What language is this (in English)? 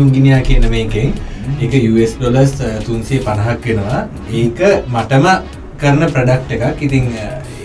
Indonesian